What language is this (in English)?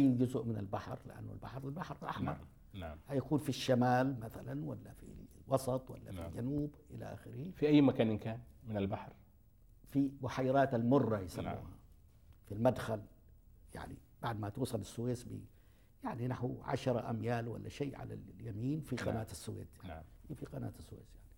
Arabic